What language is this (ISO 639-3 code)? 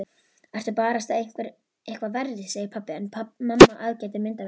isl